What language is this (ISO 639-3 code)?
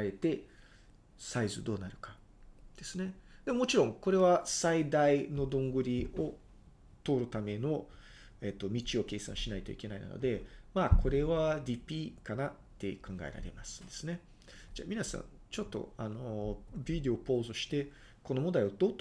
jpn